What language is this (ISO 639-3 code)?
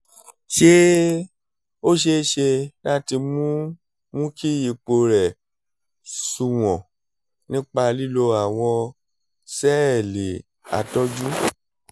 yor